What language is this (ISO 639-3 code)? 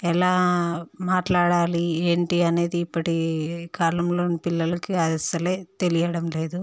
tel